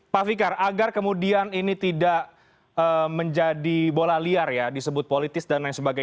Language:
Indonesian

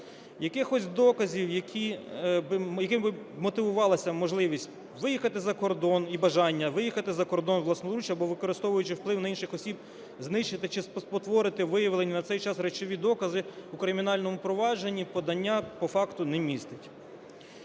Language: Ukrainian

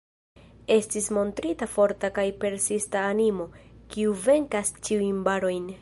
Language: Esperanto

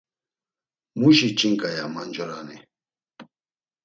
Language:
Laz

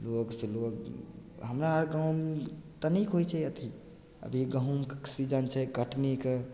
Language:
Maithili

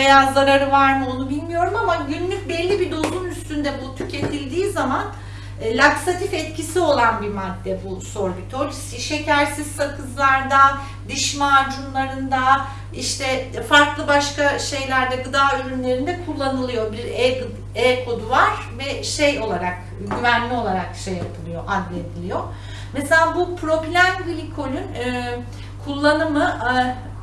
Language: Turkish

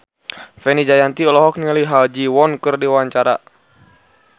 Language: Sundanese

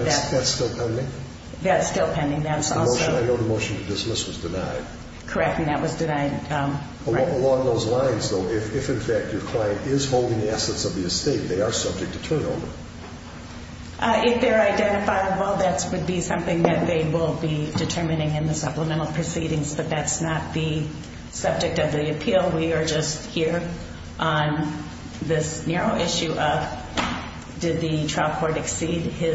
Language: English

